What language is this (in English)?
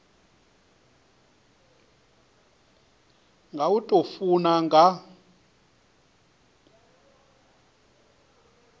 Venda